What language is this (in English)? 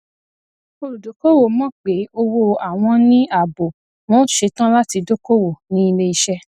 Yoruba